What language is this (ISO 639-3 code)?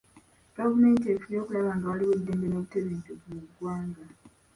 lug